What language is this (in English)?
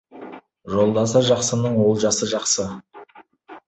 Kazakh